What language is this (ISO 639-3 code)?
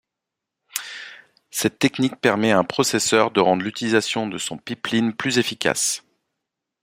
fra